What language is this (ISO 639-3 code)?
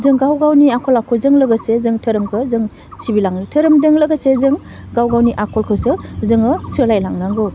brx